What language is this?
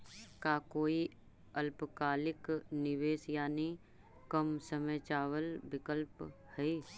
Magahi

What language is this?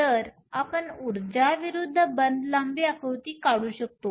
Marathi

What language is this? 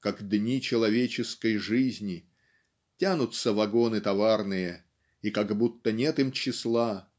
Russian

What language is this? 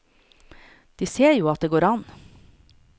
Norwegian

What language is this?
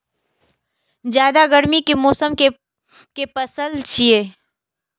Maithili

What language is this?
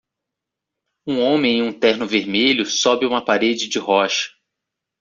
Portuguese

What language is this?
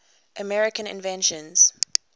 English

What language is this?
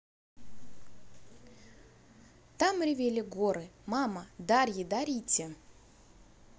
Russian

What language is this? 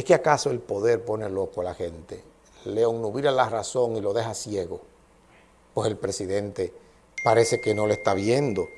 Spanish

